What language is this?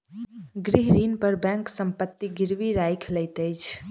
Maithili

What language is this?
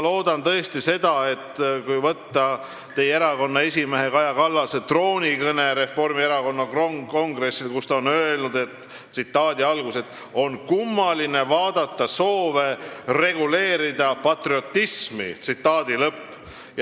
Estonian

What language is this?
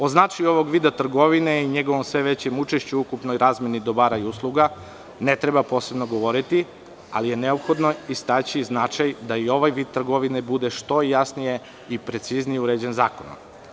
Serbian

